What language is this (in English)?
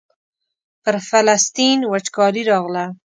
Pashto